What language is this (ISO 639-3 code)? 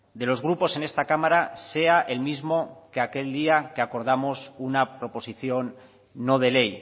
spa